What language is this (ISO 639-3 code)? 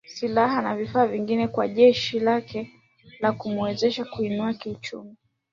swa